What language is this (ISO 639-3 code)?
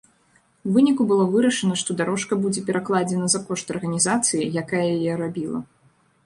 bel